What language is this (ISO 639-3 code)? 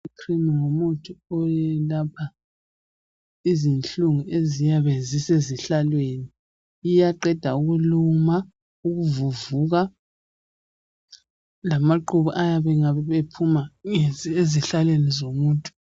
nde